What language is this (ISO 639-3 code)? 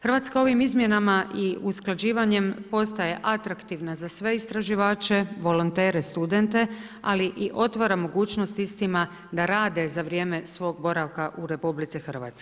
hrv